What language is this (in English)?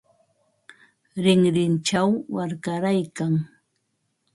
Ambo-Pasco Quechua